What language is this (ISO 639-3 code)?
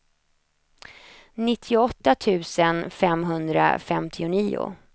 swe